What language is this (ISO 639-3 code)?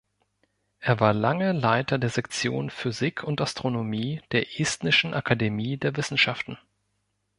deu